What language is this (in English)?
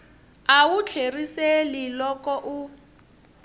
Tsonga